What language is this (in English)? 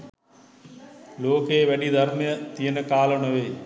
Sinhala